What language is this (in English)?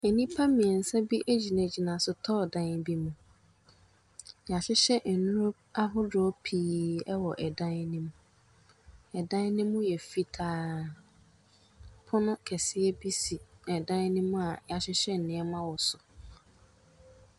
Akan